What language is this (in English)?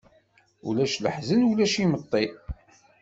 Kabyle